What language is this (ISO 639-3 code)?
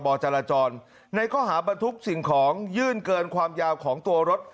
tha